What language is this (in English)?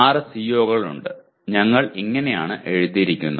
Malayalam